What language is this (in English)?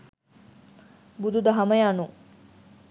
Sinhala